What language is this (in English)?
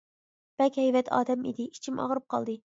Uyghur